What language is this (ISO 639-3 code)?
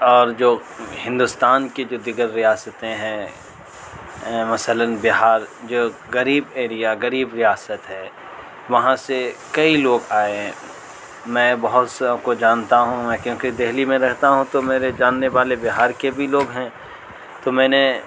urd